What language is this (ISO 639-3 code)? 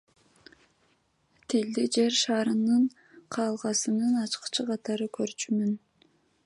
kir